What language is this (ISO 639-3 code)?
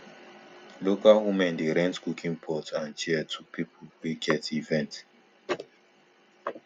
pcm